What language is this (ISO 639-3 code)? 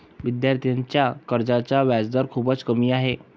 mar